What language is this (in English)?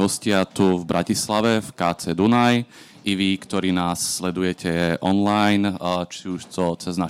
Slovak